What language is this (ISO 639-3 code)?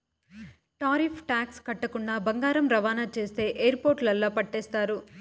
tel